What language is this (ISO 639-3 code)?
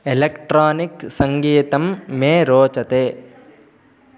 san